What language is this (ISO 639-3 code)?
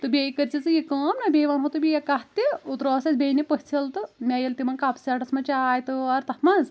kas